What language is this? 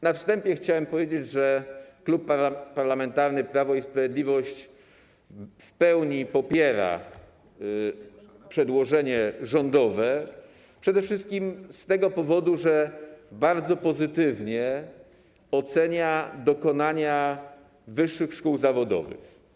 Polish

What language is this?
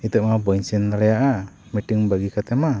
Santali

